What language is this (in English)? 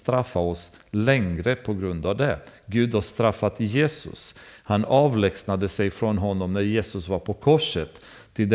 Swedish